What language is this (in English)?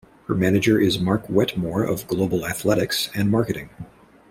English